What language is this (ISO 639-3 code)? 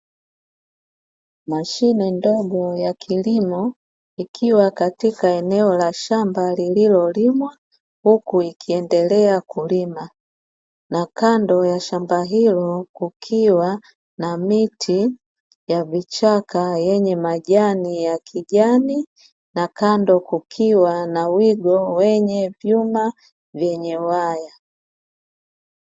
swa